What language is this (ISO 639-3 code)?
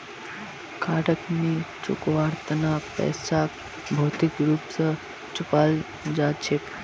mag